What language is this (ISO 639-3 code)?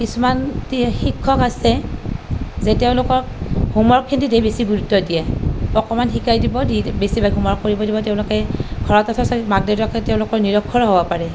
asm